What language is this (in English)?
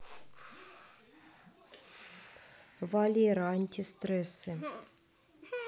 Russian